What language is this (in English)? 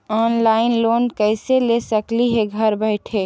Magahi